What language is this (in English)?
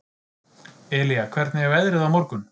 Icelandic